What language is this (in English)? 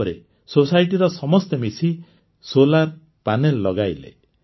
Odia